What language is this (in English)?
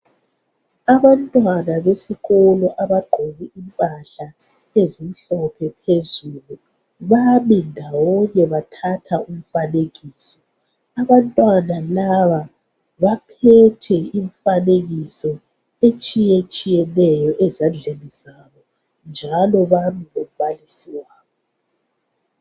North Ndebele